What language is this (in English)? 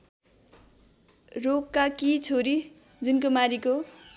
Nepali